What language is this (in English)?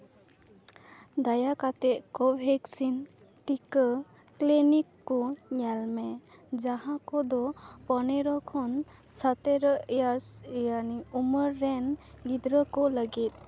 Santali